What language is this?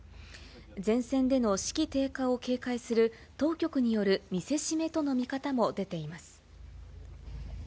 Japanese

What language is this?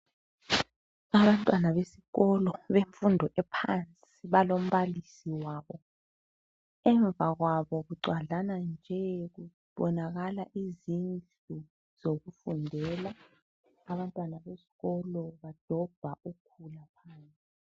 North Ndebele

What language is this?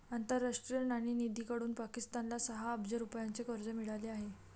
Marathi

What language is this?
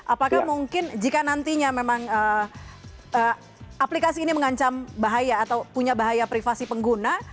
Indonesian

